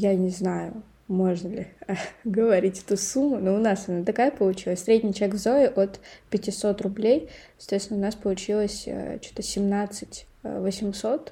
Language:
Russian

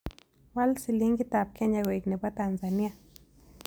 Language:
Kalenjin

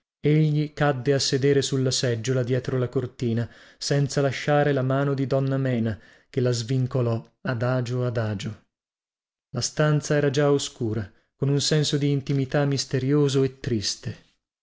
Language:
Italian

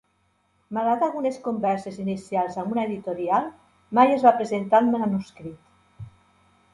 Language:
Catalan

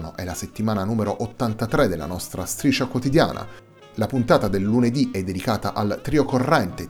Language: Italian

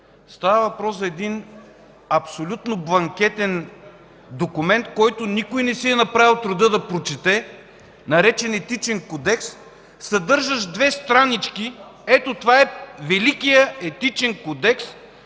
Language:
Bulgarian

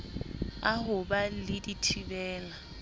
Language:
Southern Sotho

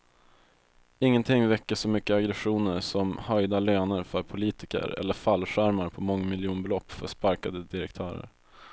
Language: Swedish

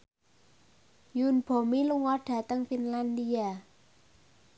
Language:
Javanese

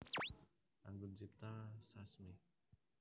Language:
Javanese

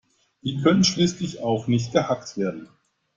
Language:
German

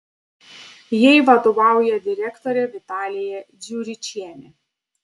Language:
Lithuanian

